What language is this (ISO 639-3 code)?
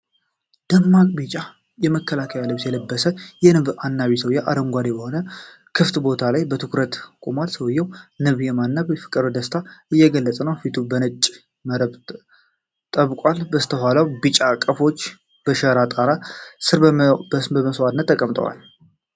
amh